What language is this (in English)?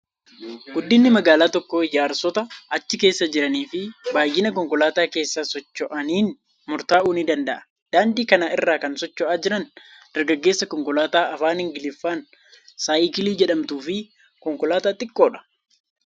Oromo